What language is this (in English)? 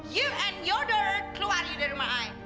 Indonesian